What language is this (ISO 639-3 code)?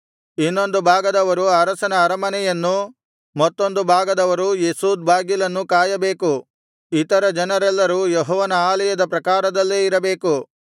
kan